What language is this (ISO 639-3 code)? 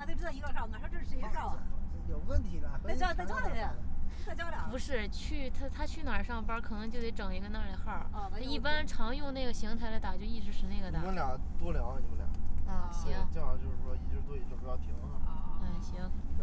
zho